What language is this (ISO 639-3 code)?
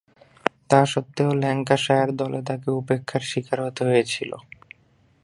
ben